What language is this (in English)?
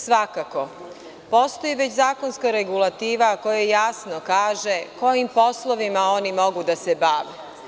Serbian